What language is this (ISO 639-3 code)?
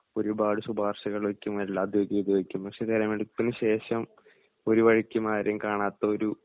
mal